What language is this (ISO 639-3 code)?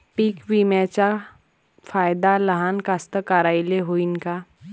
mar